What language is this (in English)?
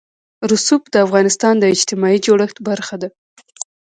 Pashto